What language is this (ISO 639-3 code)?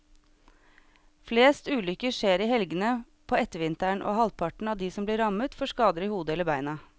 nor